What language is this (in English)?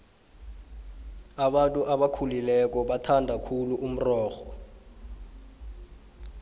South Ndebele